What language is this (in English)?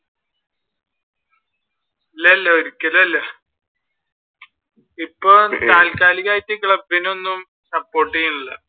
Malayalam